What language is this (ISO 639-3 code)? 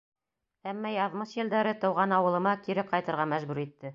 bak